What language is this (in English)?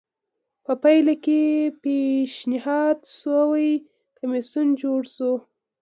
Pashto